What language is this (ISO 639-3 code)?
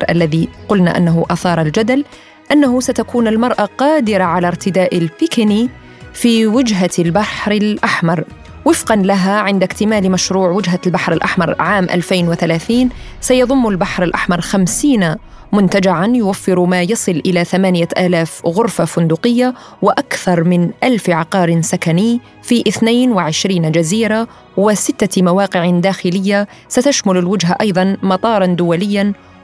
ara